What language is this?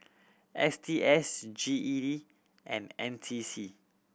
English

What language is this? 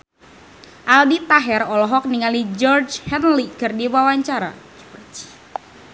Sundanese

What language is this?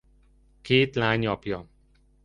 Hungarian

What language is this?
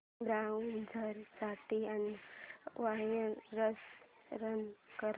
Marathi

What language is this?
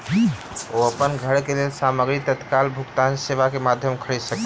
Maithili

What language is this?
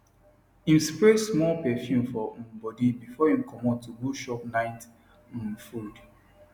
Nigerian Pidgin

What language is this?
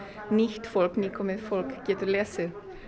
Icelandic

